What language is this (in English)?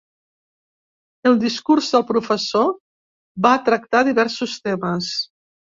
Catalan